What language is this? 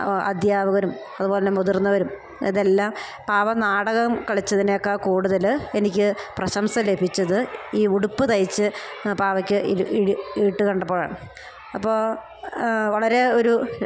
Malayalam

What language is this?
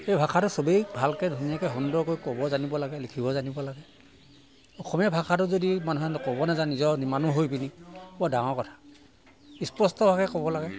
Assamese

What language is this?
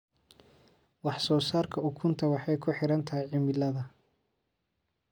Somali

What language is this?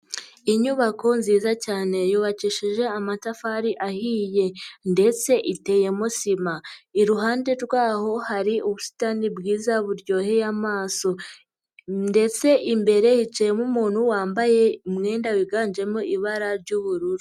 Kinyarwanda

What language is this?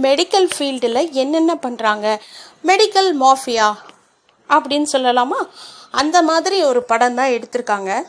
Tamil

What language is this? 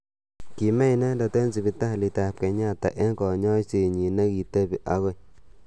Kalenjin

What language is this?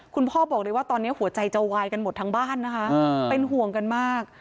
Thai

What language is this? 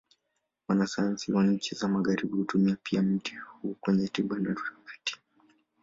Swahili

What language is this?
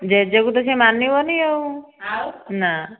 Odia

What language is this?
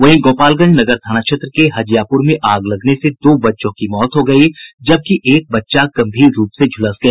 Hindi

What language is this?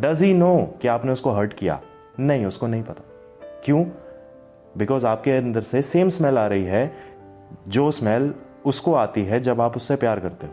Hindi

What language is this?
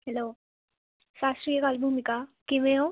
Punjabi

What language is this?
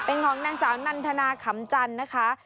Thai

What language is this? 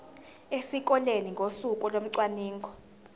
Zulu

